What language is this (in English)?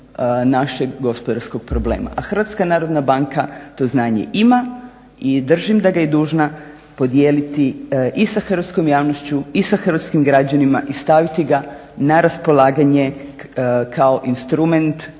Croatian